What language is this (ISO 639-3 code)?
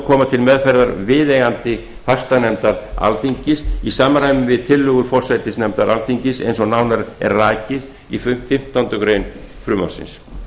isl